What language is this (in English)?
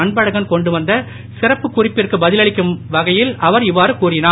Tamil